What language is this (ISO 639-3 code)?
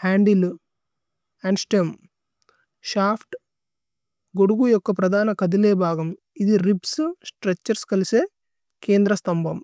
tcy